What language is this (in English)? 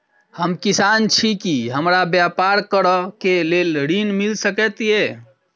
Maithili